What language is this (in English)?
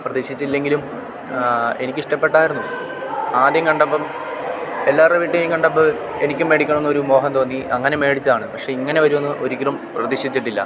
Malayalam